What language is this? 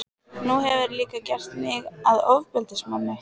Icelandic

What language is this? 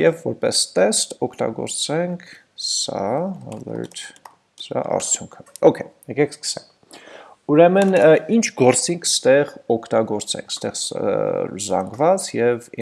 Dutch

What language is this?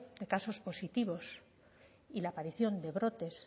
Spanish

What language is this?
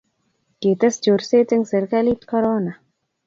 Kalenjin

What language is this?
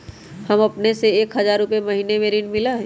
Magahi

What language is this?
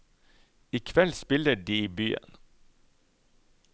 Norwegian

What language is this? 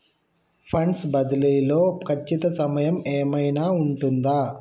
Telugu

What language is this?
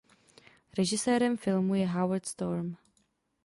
Czech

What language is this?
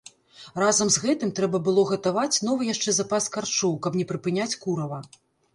Belarusian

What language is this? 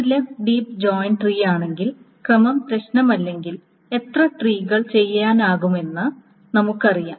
Malayalam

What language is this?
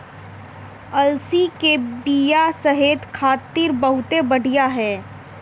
Bhojpuri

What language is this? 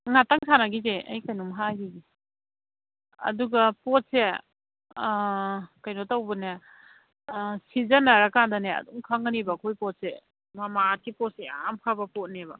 Manipuri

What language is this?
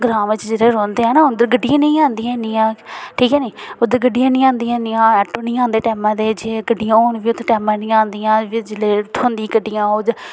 Dogri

